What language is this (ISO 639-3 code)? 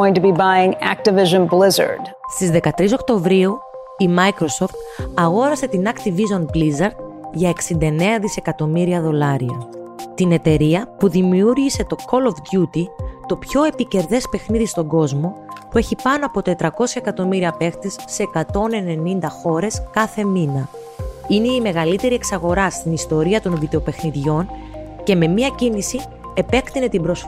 ell